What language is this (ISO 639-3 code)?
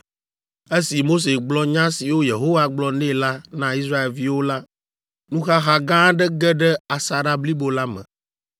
ewe